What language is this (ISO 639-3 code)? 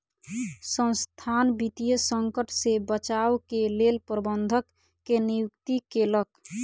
mai